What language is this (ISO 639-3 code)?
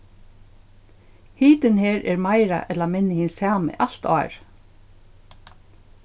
fao